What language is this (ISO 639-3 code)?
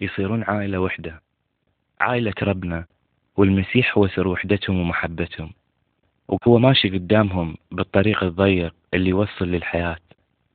ara